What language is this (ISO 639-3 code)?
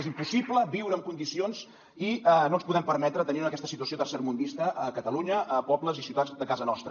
cat